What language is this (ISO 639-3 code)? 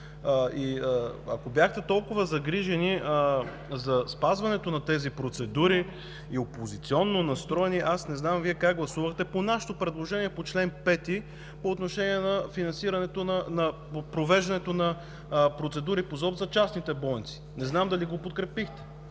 bul